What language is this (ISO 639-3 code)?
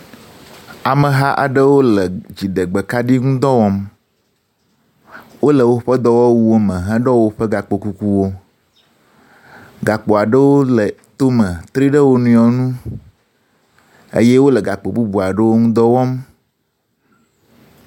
ewe